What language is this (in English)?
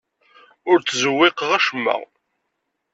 Kabyle